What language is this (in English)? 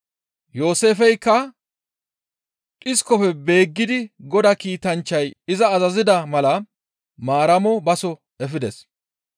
Gamo